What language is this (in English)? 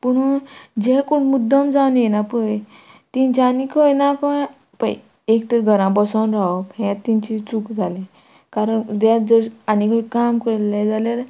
Konkani